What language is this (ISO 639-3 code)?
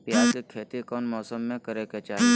mag